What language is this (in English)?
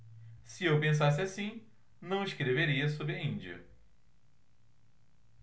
Portuguese